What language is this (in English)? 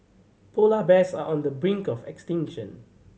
English